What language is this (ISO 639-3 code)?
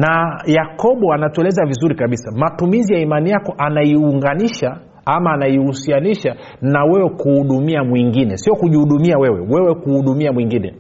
swa